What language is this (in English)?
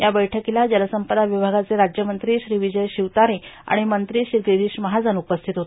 Marathi